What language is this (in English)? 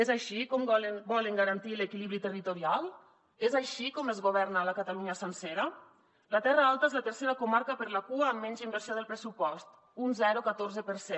Catalan